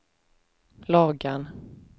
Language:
Swedish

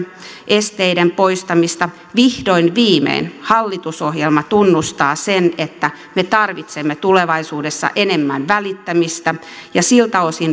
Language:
Finnish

